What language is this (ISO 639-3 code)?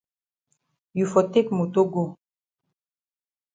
wes